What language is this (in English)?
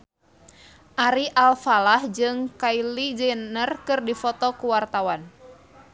Sundanese